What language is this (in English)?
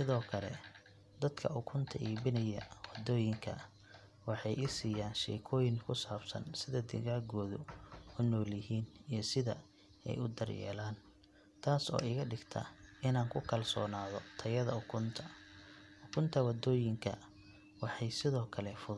Somali